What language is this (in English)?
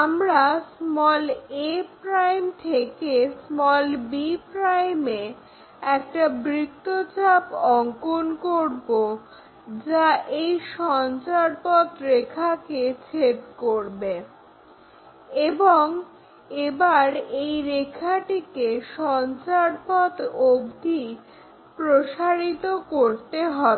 Bangla